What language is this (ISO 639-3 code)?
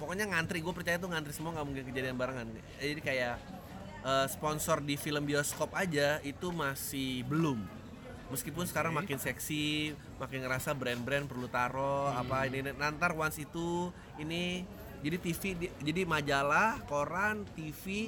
ind